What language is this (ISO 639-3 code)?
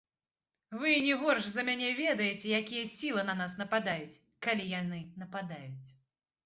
bel